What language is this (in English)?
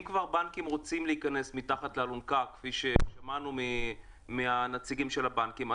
Hebrew